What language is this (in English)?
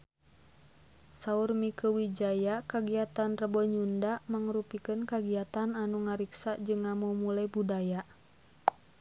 Sundanese